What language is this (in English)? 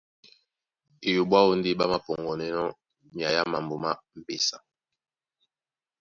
Duala